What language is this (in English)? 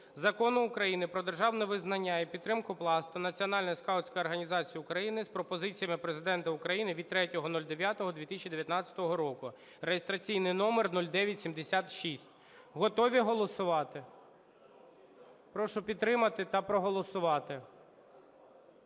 Ukrainian